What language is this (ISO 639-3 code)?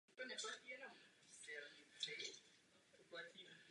ces